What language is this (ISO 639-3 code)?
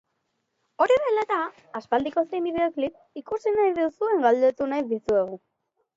eus